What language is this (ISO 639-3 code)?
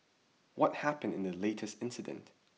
eng